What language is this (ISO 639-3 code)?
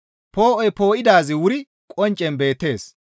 gmv